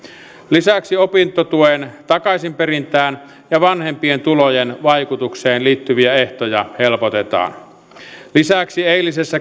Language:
Finnish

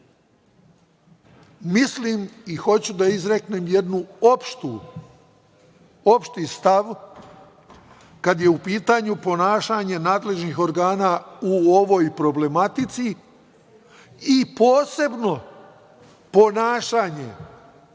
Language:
Serbian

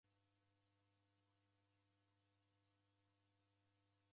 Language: Taita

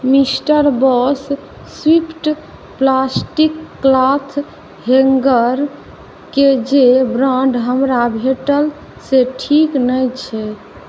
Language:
Maithili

